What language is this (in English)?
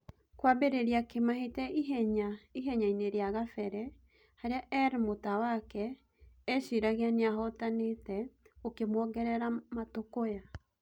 Kikuyu